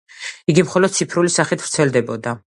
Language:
Georgian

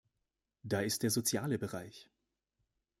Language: German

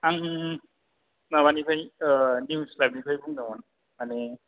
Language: Bodo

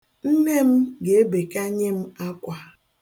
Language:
Igbo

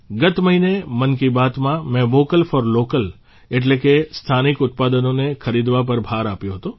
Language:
Gujarati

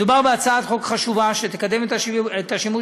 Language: Hebrew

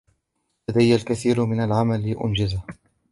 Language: Arabic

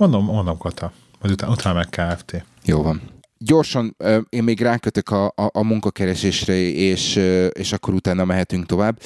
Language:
Hungarian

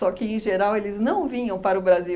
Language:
Portuguese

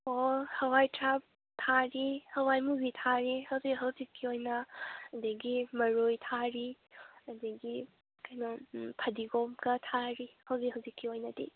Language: Manipuri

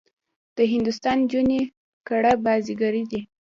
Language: Pashto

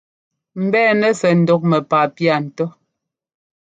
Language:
Ngomba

